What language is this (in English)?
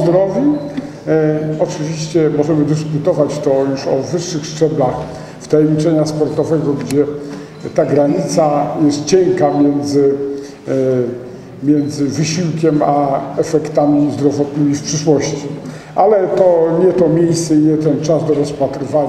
Polish